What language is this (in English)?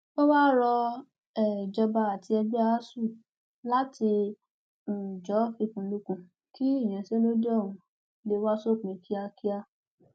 Yoruba